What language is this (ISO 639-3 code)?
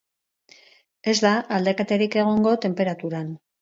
eus